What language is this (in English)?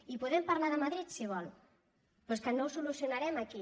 Catalan